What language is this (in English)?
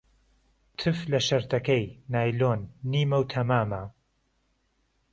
Central Kurdish